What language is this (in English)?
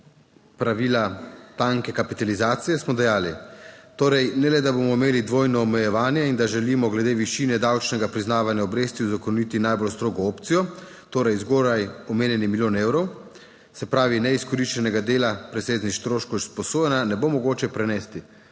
Slovenian